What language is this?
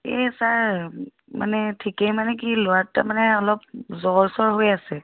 Assamese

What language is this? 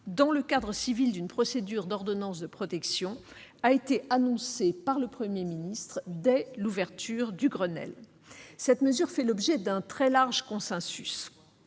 French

